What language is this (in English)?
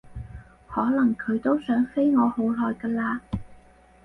Cantonese